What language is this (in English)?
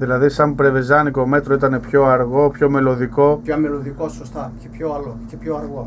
Greek